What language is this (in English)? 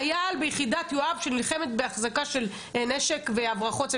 Hebrew